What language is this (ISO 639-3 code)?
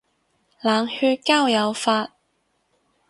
yue